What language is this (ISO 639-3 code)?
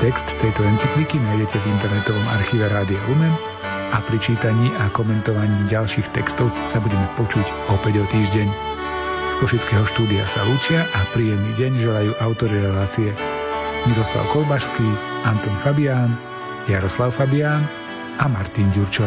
slk